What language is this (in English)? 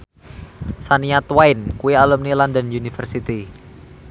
Javanese